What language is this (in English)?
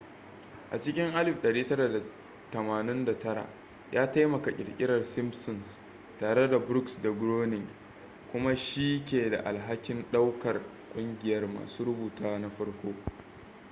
Hausa